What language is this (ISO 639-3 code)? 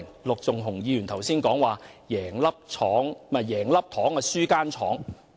yue